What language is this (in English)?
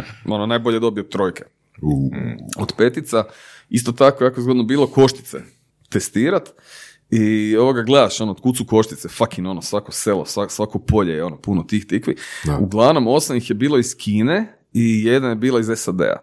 Croatian